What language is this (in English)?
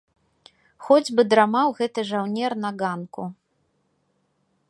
Belarusian